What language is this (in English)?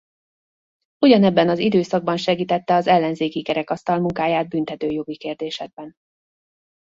Hungarian